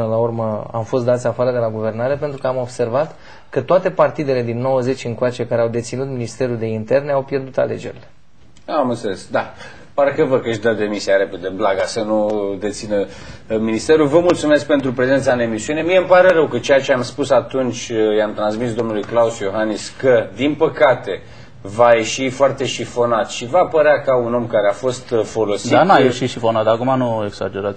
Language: Romanian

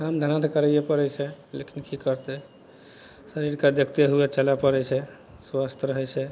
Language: Maithili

